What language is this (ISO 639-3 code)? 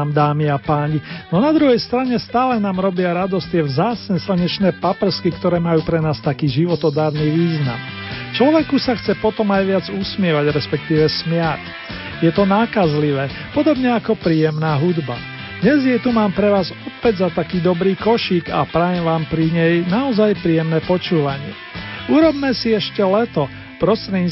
slk